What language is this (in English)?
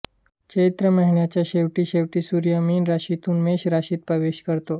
Marathi